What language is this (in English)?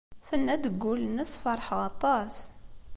Kabyle